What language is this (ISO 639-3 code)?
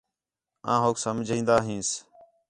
xhe